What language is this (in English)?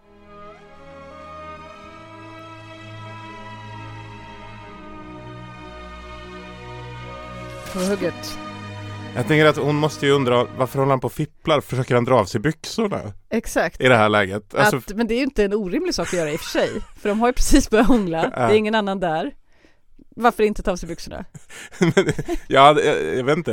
Swedish